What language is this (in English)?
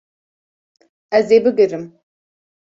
Kurdish